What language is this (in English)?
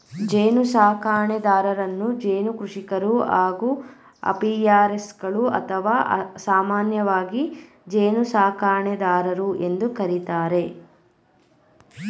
Kannada